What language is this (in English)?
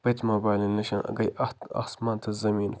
Kashmiri